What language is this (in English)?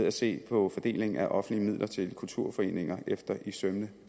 Danish